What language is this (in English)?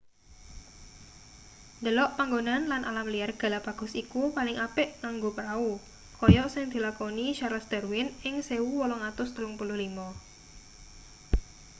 Javanese